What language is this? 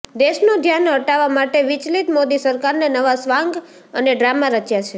Gujarati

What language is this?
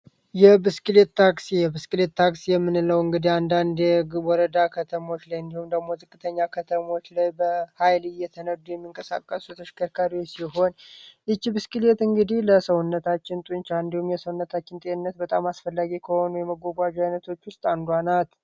Amharic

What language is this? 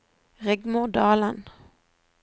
Norwegian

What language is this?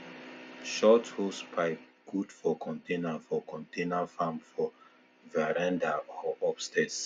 Nigerian Pidgin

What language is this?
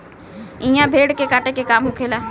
Bhojpuri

